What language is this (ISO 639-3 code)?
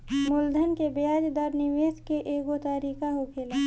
bho